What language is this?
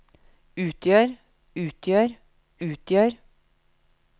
Norwegian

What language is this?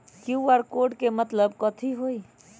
Magahi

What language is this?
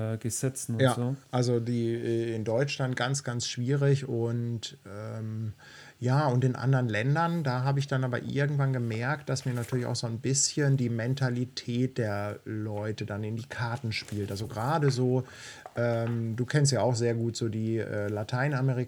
German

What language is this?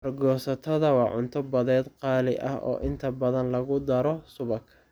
Somali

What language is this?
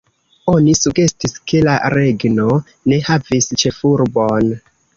Esperanto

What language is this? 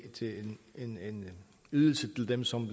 Danish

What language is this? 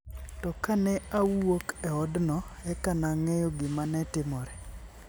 Luo (Kenya and Tanzania)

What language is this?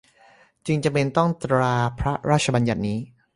Thai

